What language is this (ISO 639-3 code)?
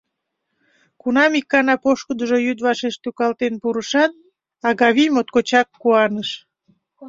chm